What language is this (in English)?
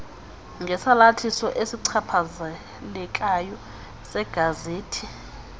Xhosa